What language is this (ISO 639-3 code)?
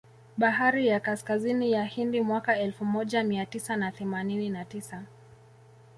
swa